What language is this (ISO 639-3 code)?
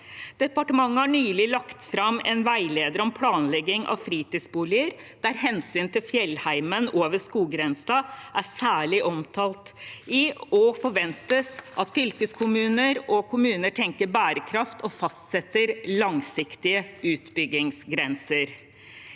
nor